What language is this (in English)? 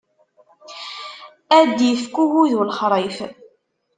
Kabyle